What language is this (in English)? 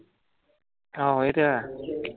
Punjabi